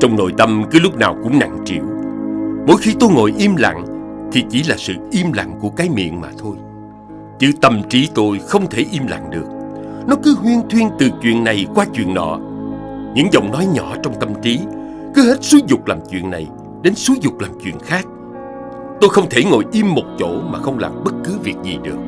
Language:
Vietnamese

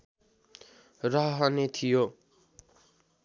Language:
Nepali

